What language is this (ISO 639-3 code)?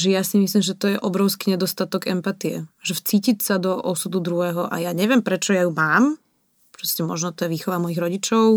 slk